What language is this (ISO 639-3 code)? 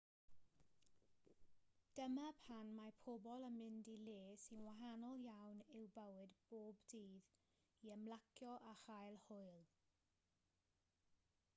cym